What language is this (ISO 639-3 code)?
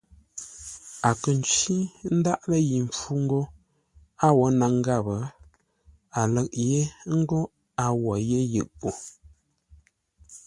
nla